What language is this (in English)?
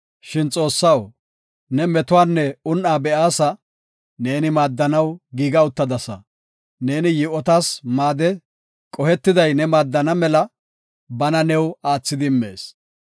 Gofa